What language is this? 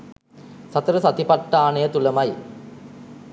Sinhala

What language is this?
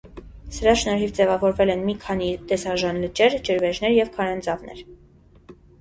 Armenian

